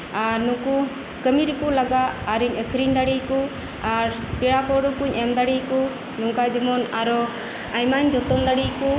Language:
Santali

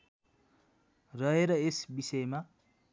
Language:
Nepali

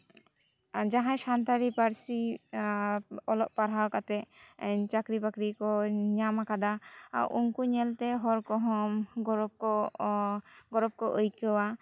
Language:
Santali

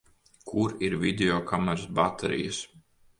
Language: Latvian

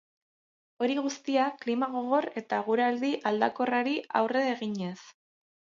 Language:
Basque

